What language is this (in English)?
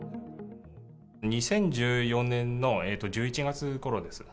Japanese